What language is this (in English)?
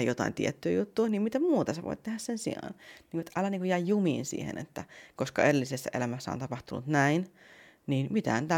Finnish